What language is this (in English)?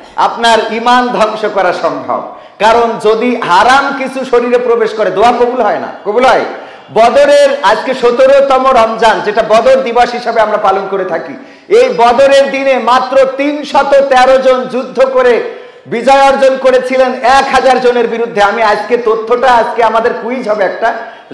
Italian